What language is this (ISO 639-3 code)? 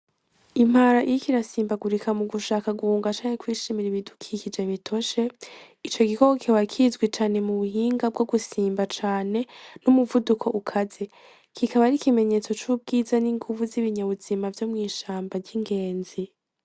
run